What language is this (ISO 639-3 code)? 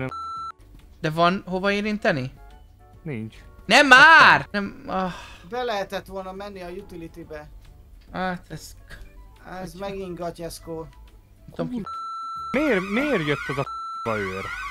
hun